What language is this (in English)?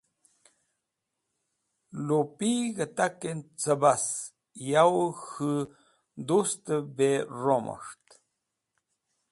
Wakhi